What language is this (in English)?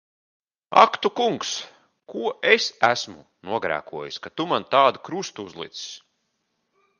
Latvian